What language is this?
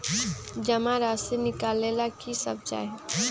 Magahi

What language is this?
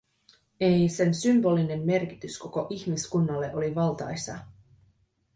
Finnish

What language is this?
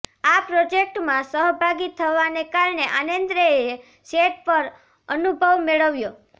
Gujarati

